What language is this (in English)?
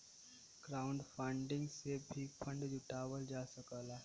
Bhojpuri